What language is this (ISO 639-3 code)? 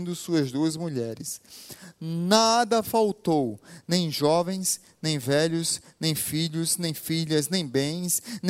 por